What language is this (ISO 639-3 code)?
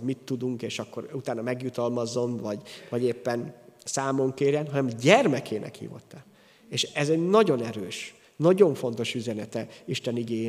hun